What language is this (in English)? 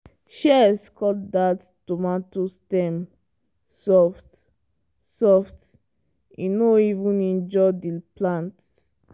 Nigerian Pidgin